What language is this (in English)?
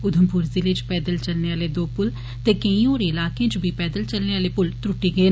Dogri